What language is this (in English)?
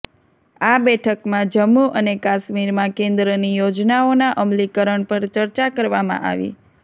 Gujarati